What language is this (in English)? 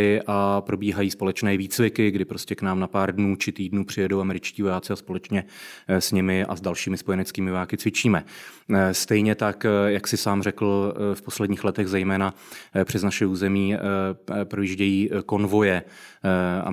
Czech